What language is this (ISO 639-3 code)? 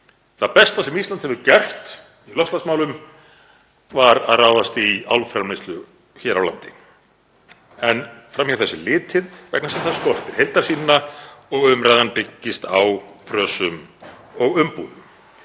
isl